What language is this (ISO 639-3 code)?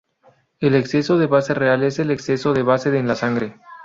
spa